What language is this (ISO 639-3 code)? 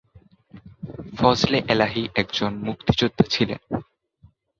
ben